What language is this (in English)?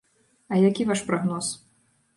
Belarusian